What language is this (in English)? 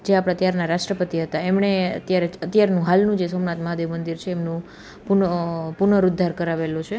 Gujarati